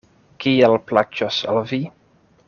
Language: Esperanto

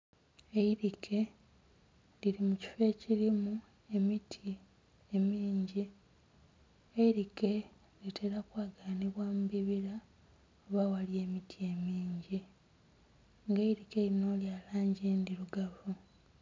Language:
Soga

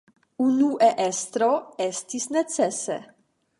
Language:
Esperanto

